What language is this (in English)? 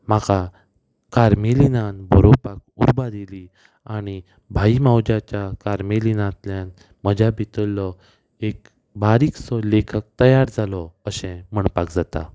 Konkani